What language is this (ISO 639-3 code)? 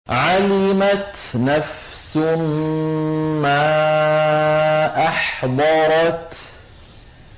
ara